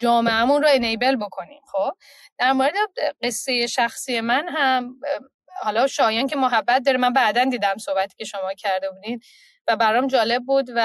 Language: Persian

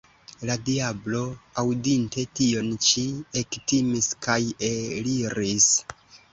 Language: Esperanto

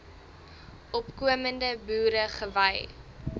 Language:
Afrikaans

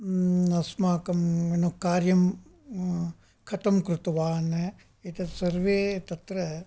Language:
Sanskrit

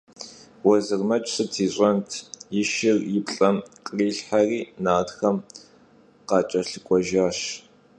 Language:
Kabardian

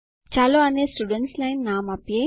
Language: Gujarati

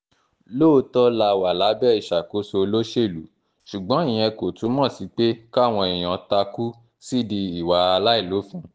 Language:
Yoruba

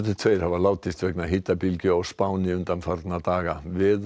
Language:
Icelandic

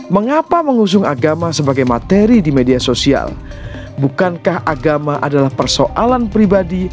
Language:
Indonesian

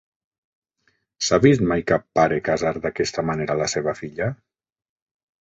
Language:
Catalan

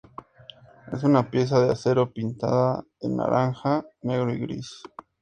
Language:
Spanish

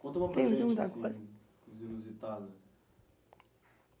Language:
Portuguese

